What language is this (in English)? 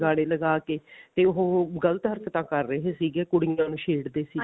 Punjabi